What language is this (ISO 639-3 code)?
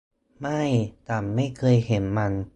tha